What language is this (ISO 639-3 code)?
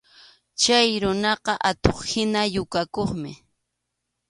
qxu